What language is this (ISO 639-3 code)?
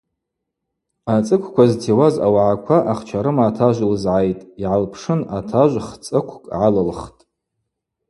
abq